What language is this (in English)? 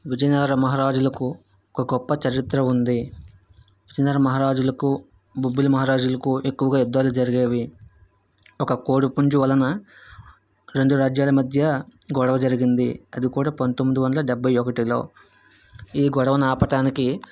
Telugu